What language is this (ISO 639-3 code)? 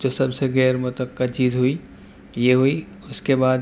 urd